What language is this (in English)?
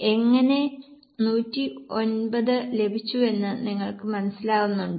Malayalam